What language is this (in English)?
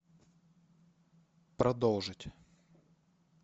Russian